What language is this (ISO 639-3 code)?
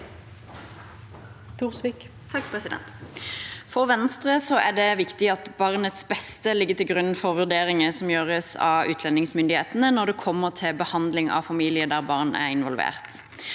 nor